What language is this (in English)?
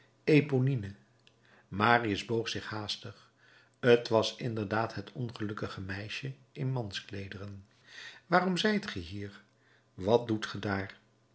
Dutch